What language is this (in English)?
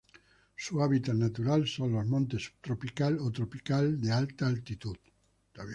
Spanish